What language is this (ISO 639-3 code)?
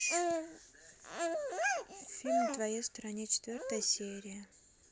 rus